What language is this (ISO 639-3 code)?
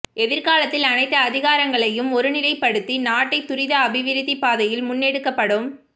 tam